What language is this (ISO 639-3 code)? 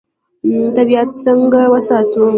pus